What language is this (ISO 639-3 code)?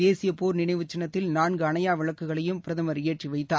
tam